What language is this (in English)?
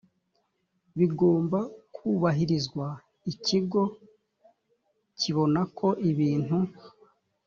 Kinyarwanda